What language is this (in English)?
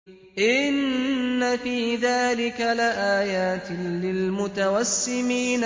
Arabic